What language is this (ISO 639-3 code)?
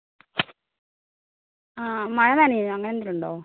mal